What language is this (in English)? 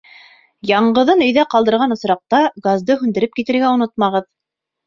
Bashkir